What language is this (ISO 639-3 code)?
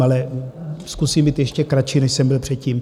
ces